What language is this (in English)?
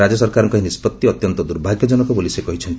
Odia